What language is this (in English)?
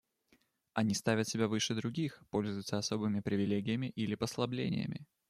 Russian